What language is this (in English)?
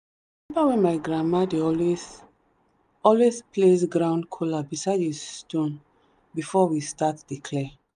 Nigerian Pidgin